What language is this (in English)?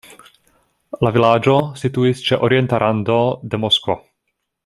Esperanto